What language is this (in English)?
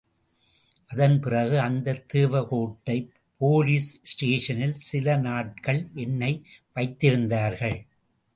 Tamil